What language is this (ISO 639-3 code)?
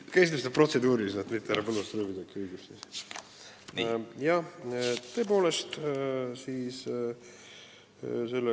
est